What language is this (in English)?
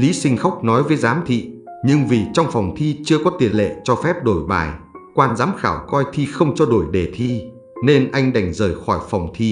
Vietnamese